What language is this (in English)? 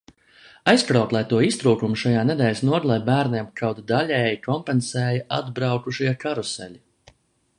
Latvian